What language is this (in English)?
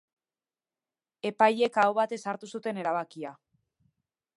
Basque